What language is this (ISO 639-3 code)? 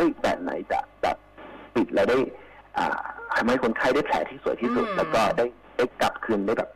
tha